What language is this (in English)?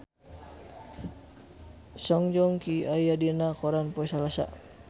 Sundanese